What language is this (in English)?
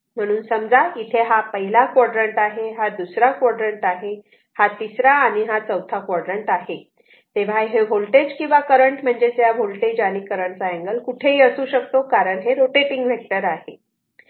Marathi